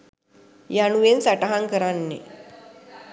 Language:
Sinhala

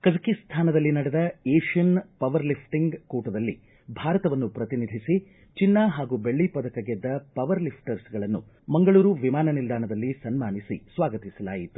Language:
Kannada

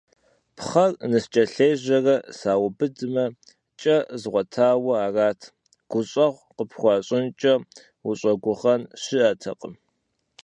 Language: Kabardian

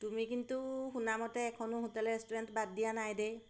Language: Assamese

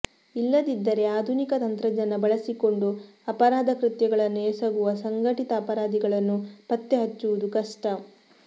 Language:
Kannada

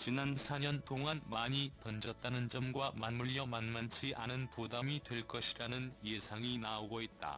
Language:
Korean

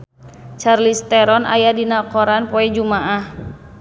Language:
Sundanese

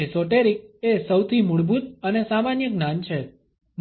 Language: Gujarati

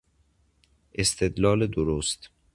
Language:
Persian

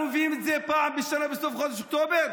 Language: Hebrew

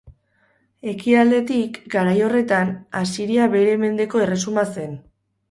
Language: Basque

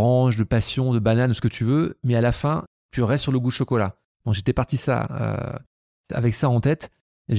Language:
French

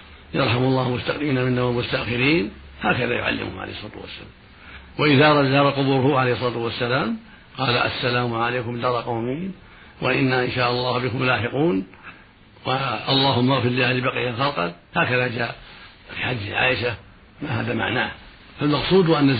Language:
Arabic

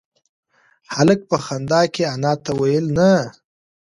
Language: Pashto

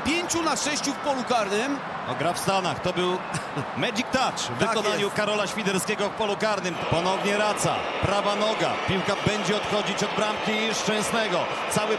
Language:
Polish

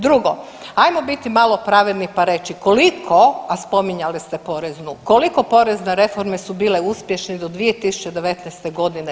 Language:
Croatian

